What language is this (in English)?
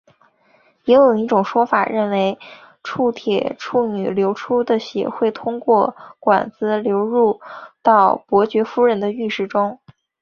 Chinese